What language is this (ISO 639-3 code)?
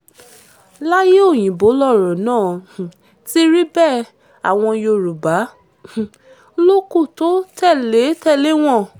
yor